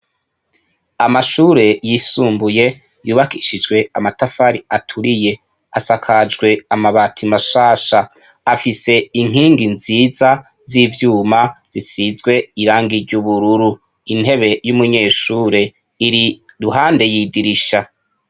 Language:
Rundi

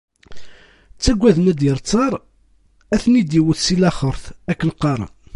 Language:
Kabyle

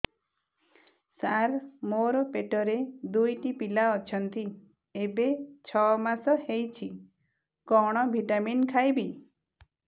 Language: Odia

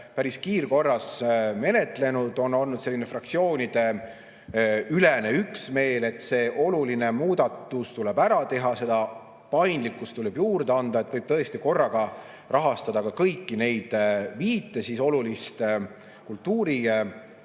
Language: Estonian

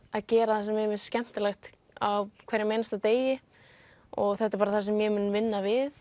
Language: Icelandic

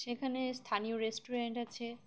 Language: Bangla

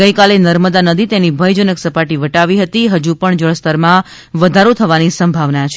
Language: Gujarati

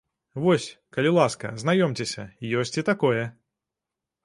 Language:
Belarusian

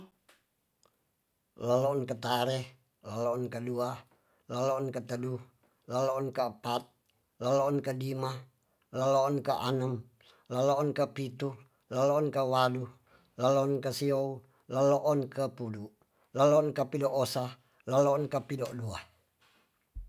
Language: Tonsea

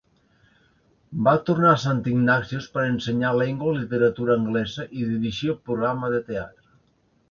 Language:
Catalan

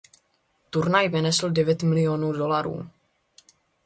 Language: Czech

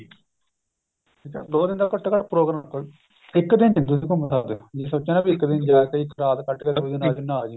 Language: Punjabi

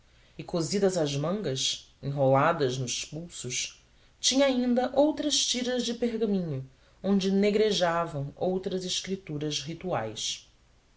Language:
Portuguese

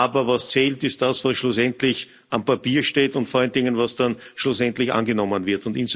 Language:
German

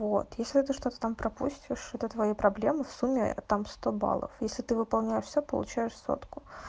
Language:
Russian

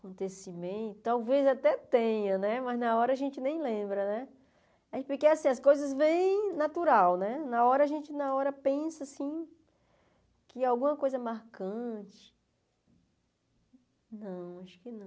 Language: Portuguese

